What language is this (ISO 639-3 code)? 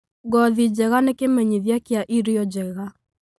kik